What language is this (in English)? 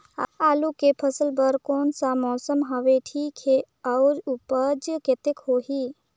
Chhattisgarhi